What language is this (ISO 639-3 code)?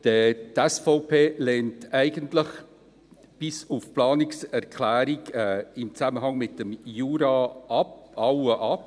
gsw